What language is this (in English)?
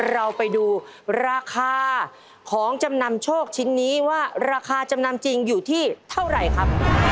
Thai